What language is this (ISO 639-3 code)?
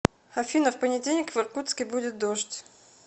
rus